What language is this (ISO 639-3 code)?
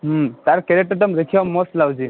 ori